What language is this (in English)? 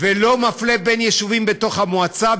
Hebrew